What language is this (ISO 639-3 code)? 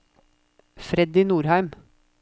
nor